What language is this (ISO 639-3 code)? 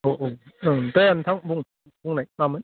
brx